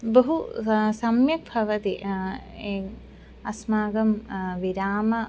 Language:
Sanskrit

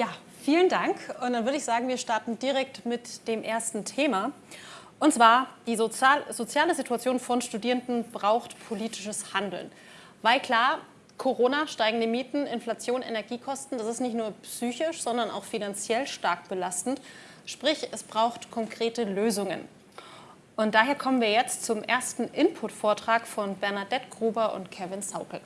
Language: German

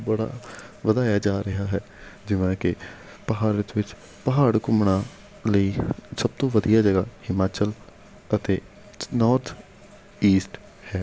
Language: Punjabi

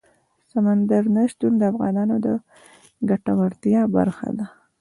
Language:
Pashto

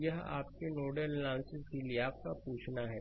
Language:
Hindi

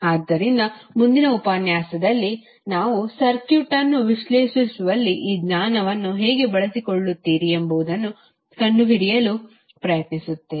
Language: Kannada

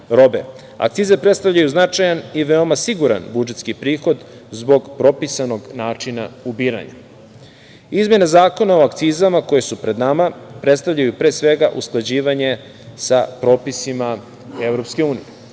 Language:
Serbian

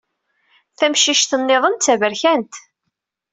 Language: Kabyle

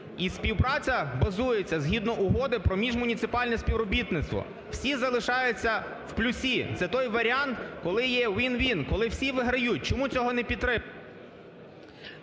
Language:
Ukrainian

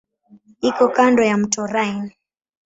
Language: Swahili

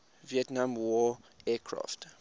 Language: English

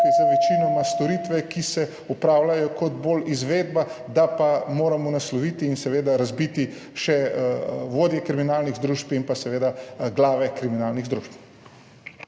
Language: Slovenian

